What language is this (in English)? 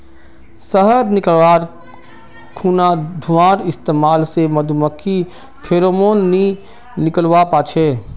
Magahi